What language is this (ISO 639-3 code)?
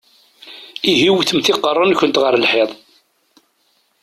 kab